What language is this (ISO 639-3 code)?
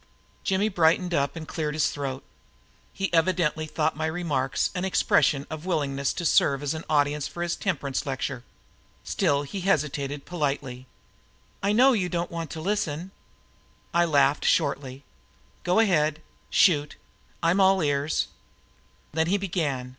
eng